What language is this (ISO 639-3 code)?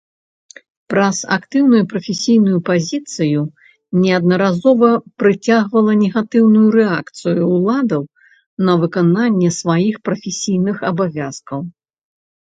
bel